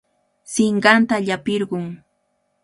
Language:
Cajatambo North Lima Quechua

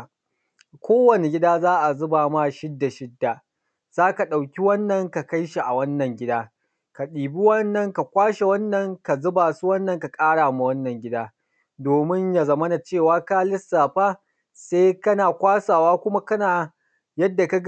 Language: Hausa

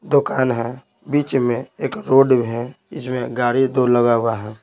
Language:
Hindi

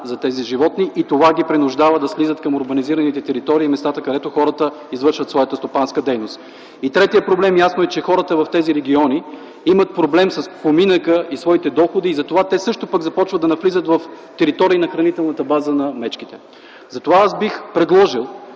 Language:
Bulgarian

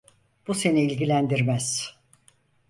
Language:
Turkish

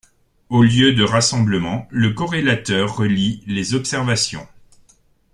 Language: French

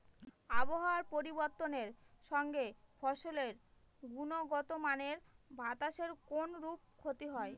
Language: Bangla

